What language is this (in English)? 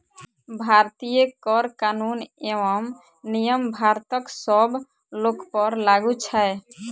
Maithili